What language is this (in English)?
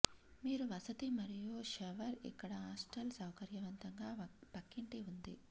Telugu